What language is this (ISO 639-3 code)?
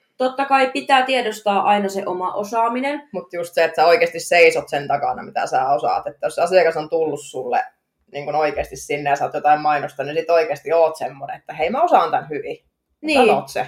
fin